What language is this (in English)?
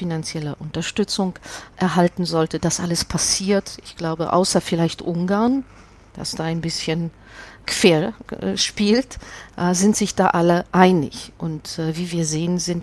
German